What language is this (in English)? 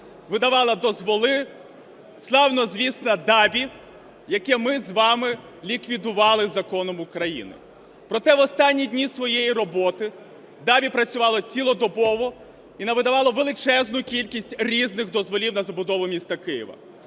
Ukrainian